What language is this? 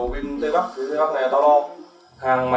Vietnamese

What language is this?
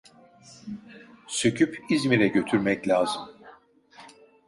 Turkish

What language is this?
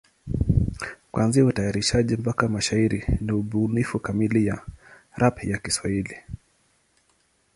Swahili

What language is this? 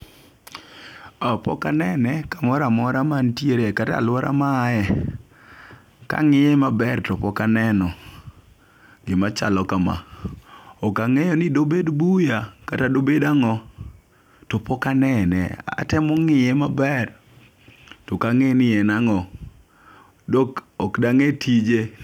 Luo (Kenya and Tanzania)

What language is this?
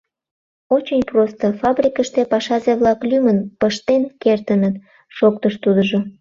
Mari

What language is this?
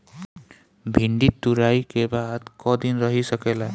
Bhojpuri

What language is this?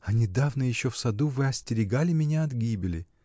Russian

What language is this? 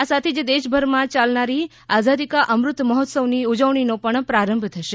Gujarati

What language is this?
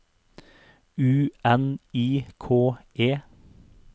Norwegian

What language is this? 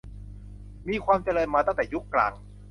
Thai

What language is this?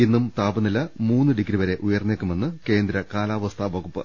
Malayalam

